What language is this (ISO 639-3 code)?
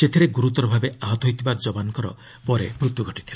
ori